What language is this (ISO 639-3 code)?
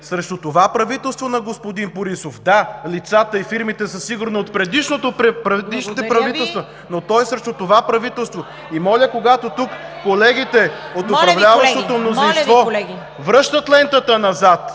bul